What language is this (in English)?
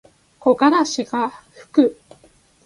Japanese